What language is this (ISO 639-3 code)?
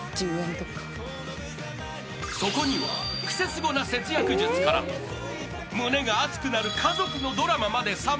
jpn